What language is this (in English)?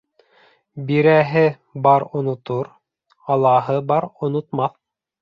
Bashkir